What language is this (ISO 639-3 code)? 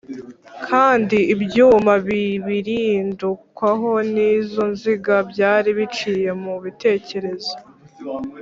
kin